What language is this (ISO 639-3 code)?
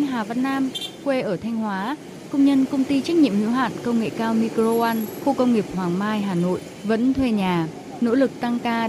vie